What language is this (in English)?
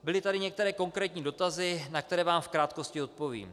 Czech